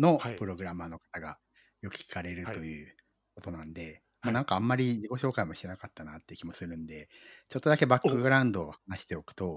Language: Japanese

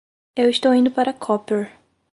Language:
Portuguese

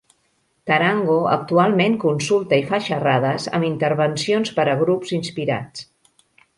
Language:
Catalan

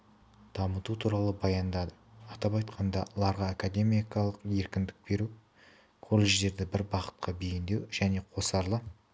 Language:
Kazakh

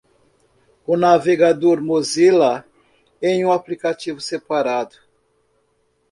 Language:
Portuguese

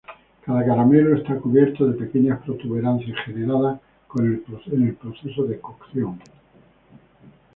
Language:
Spanish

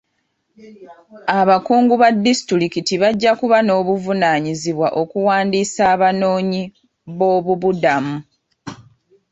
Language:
Ganda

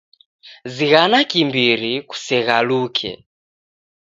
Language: Taita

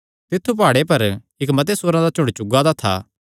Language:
Kangri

